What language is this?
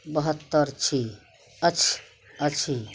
Maithili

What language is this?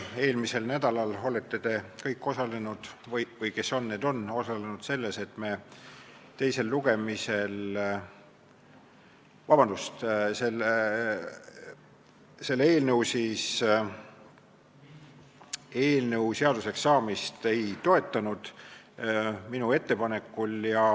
Estonian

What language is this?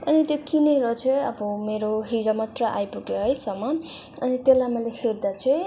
Nepali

